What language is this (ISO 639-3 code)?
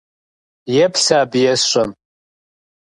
kbd